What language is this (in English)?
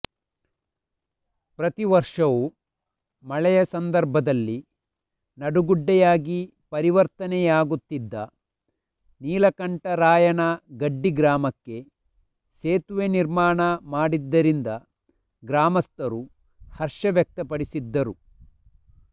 Kannada